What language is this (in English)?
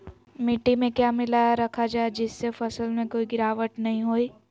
Magahi